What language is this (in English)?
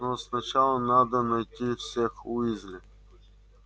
Russian